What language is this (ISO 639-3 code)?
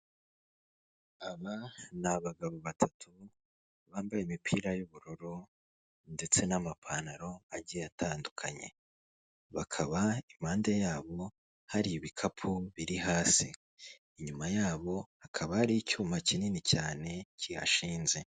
kin